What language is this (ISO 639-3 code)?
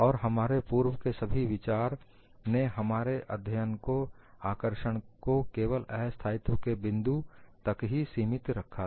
hin